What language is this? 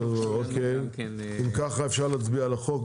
Hebrew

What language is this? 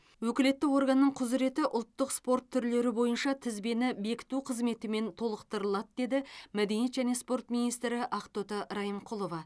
Kazakh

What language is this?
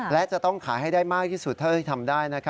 Thai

